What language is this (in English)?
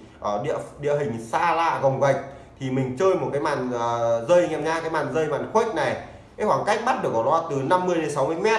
Vietnamese